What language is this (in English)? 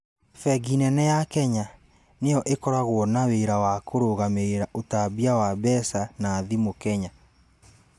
Kikuyu